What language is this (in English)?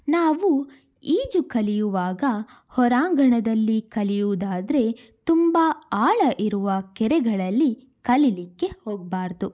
Kannada